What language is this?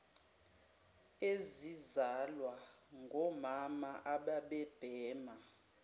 Zulu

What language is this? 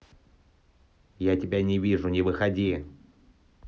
Russian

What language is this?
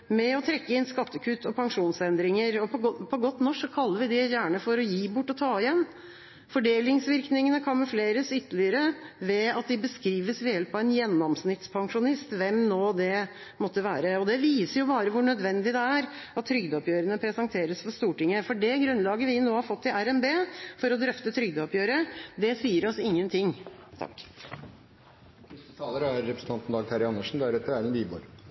Norwegian Bokmål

